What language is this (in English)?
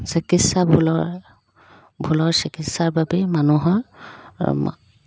Assamese